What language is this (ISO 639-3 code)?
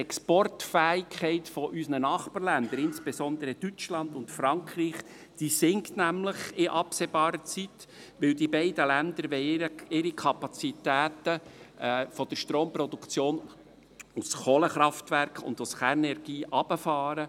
gsw